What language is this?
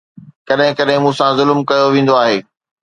Sindhi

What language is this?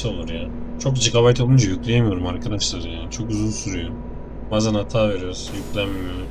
Turkish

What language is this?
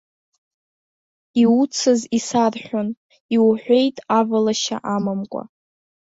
Abkhazian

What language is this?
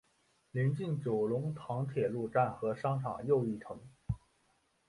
Chinese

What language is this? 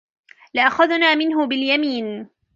Arabic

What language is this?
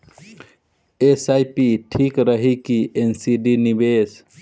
Bhojpuri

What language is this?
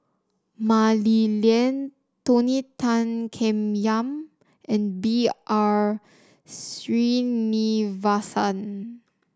English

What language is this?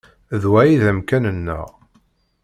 Kabyle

